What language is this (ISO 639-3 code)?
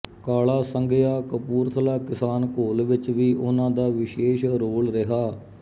pan